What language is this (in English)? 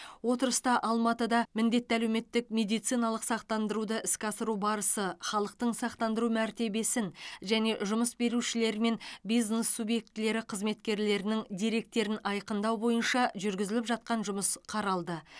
Kazakh